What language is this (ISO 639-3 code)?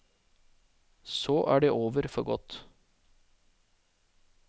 nor